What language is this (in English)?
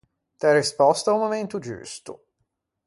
Ligurian